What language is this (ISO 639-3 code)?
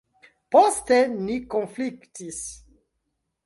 epo